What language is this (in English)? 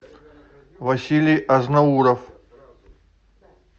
Russian